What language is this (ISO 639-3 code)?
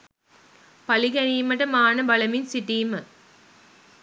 sin